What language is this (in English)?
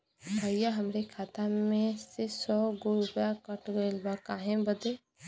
Bhojpuri